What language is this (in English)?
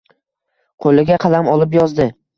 Uzbek